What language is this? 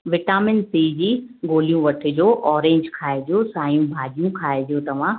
Sindhi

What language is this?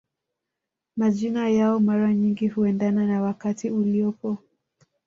Swahili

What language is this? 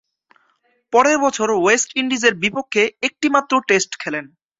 Bangla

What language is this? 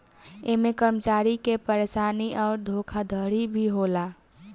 Bhojpuri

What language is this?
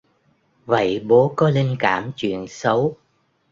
Vietnamese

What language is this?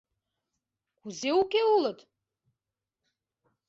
Mari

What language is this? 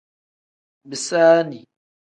Tem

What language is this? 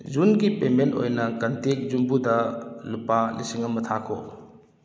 Manipuri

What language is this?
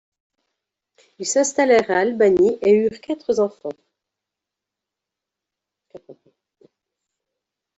French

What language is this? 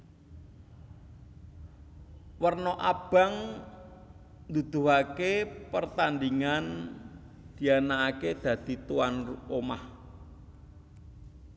Javanese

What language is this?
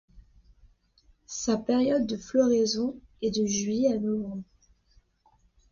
French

